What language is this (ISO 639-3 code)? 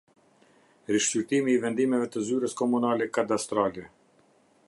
sqi